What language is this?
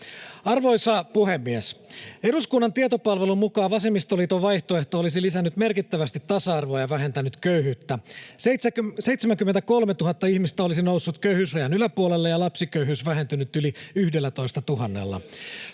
Finnish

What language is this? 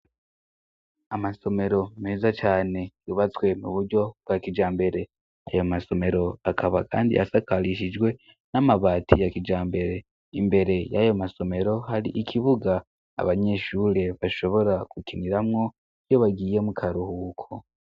Rundi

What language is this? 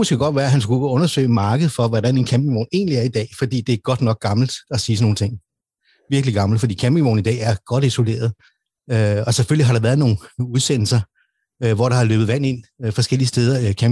Danish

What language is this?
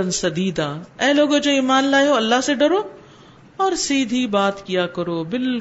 Urdu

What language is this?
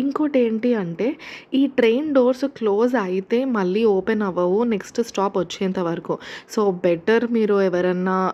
Telugu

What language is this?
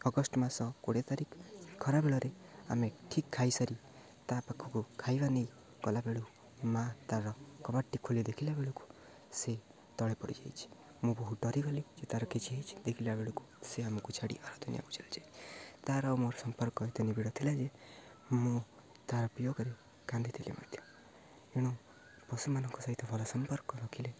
Odia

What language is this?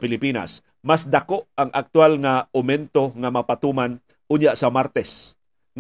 Filipino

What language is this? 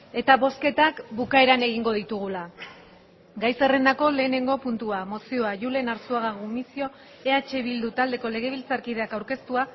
Basque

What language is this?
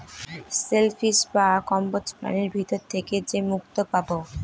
Bangla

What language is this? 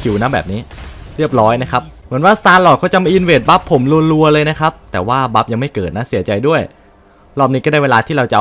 Thai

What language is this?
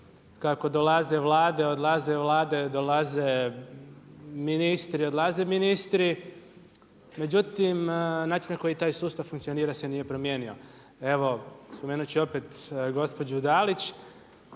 Croatian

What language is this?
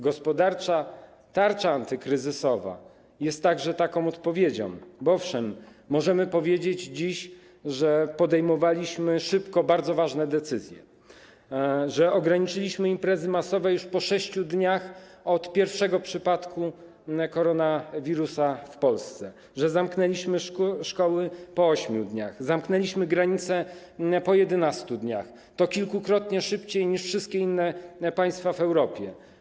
Polish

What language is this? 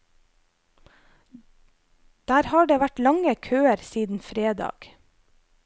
Norwegian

